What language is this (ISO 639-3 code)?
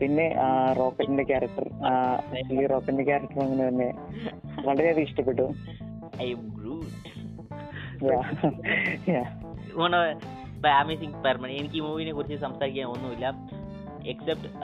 mal